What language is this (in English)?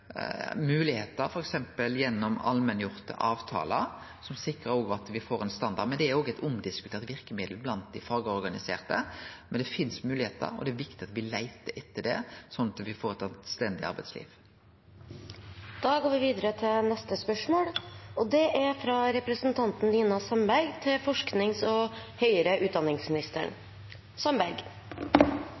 Norwegian